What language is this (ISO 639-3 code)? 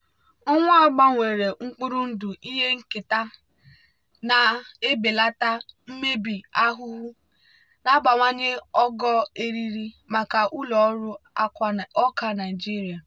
ibo